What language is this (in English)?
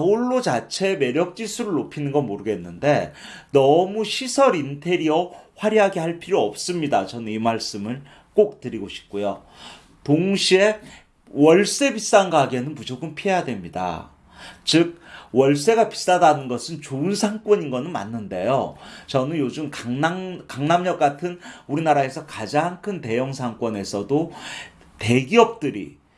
Korean